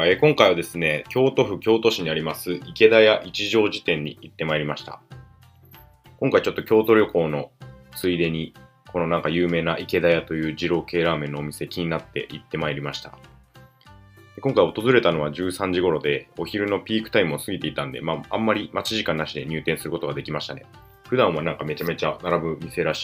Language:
Japanese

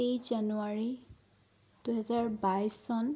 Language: Assamese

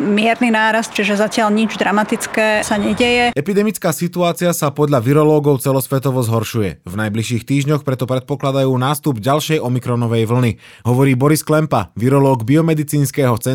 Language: Slovak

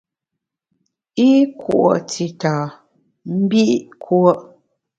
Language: Bamun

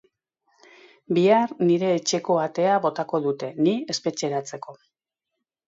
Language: Basque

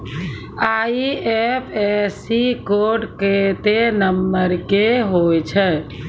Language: Maithili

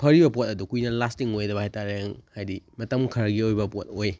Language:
Manipuri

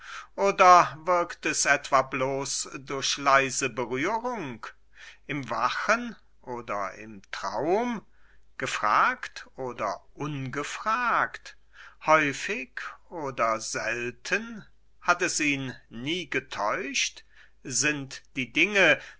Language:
German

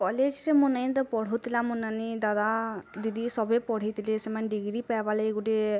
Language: Odia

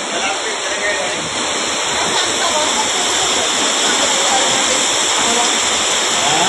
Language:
Telugu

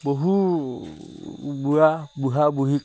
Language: Assamese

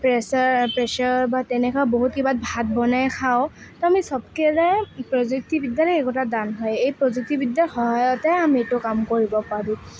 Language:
Assamese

